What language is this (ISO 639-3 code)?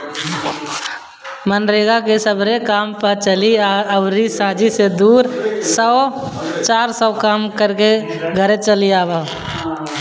bho